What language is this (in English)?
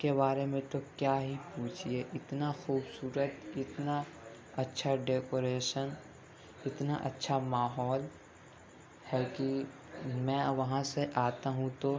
Urdu